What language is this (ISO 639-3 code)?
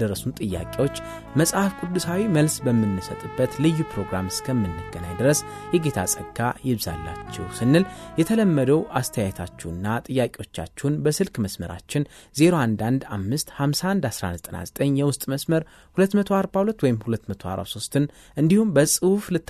ara